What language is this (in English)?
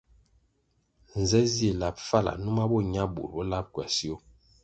Kwasio